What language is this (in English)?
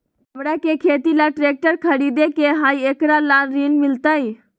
Magahi